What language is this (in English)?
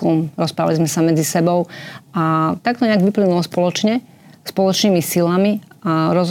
Slovak